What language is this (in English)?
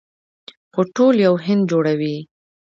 Pashto